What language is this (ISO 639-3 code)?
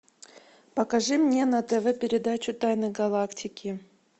rus